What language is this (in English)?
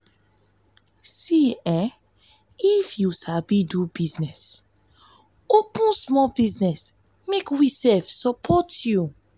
Nigerian Pidgin